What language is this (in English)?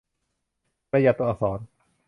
Thai